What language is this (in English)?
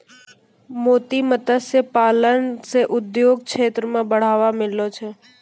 Maithili